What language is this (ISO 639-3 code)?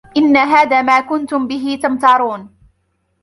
ara